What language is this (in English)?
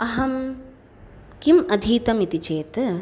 Sanskrit